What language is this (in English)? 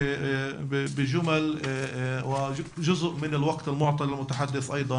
Hebrew